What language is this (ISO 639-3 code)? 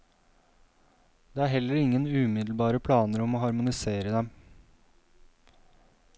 nor